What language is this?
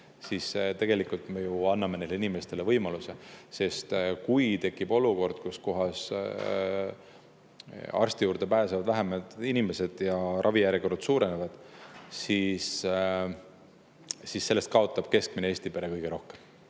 Estonian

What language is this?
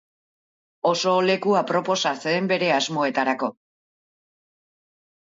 Basque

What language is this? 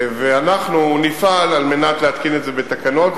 Hebrew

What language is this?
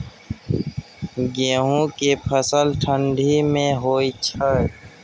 Maithili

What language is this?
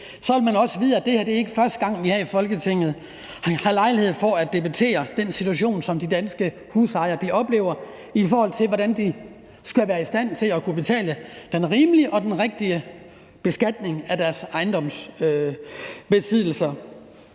Danish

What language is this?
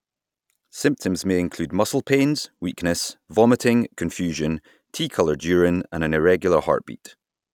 English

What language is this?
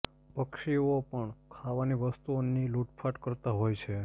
Gujarati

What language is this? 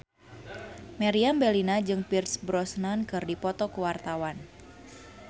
Sundanese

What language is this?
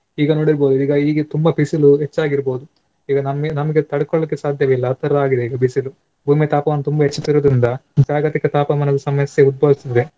Kannada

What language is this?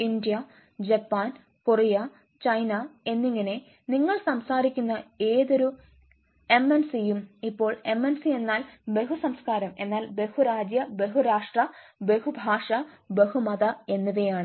Malayalam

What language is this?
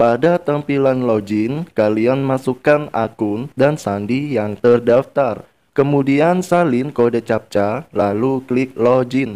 Indonesian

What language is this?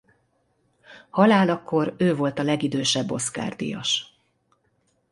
Hungarian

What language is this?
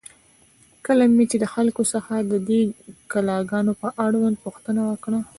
Pashto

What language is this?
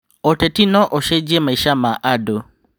Kikuyu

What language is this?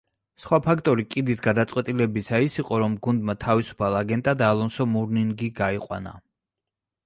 Georgian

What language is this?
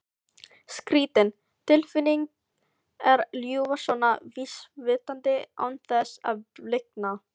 Icelandic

